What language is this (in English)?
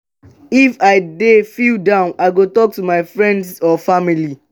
Nigerian Pidgin